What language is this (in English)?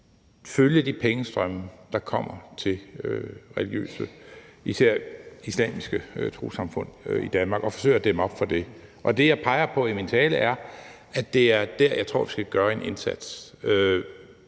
Danish